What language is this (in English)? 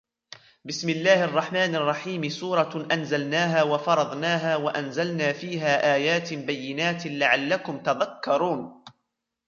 Arabic